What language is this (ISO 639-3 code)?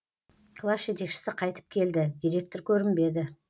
kaz